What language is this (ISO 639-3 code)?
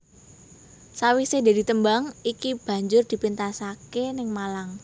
jav